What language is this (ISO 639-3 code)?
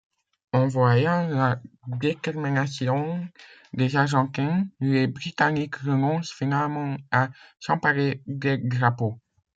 fra